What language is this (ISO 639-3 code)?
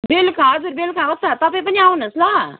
nep